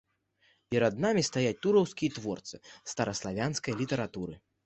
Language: Belarusian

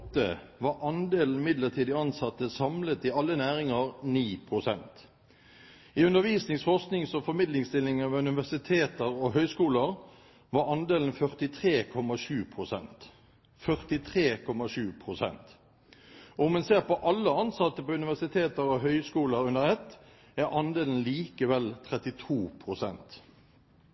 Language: Norwegian Bokmål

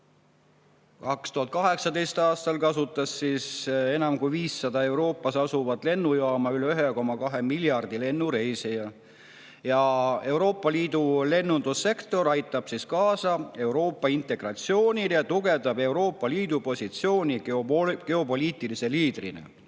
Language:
Estonian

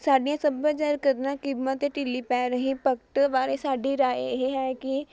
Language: Punjabi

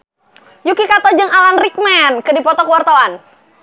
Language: Sundanese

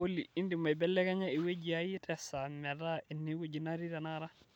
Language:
Masai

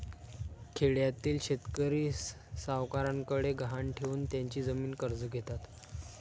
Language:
Marathi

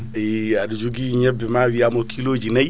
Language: Fula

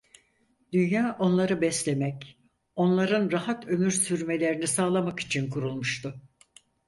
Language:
Turkish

